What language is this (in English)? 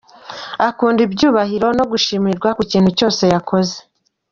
Kinyarwanda